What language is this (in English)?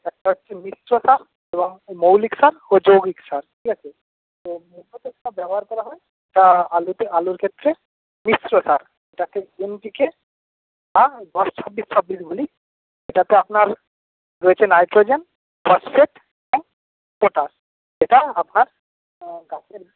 Bangla